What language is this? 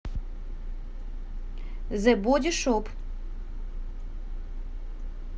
Russian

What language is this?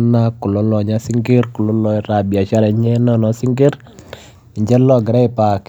Masai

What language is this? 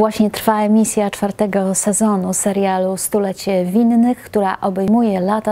Polish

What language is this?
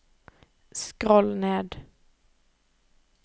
Norwegian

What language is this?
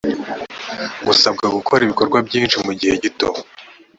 Kinyarwanda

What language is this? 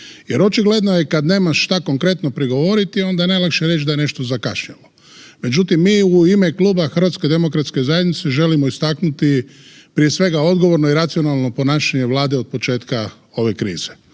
Croatian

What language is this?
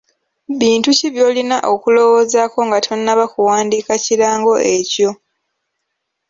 Ganda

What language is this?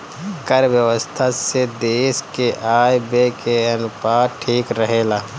Bhojpuri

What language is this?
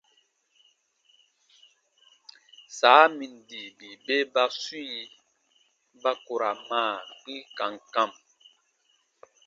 Baatonum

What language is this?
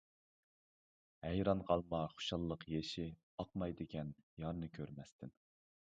Uyghur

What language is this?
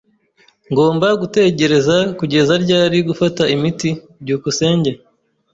Kinyarwanda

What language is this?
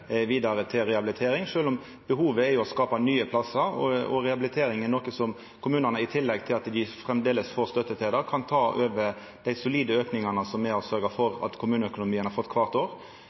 Norwegian Nynorsk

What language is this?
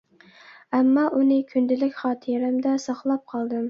Uyghur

